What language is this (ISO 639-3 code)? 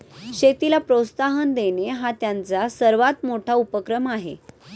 mar